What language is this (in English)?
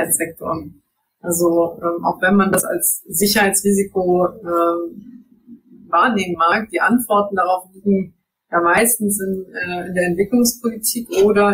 German